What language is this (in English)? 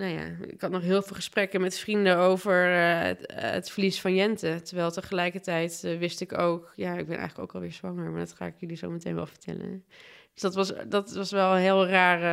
Dutch